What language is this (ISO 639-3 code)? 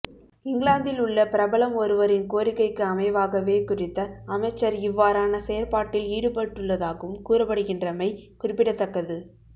tam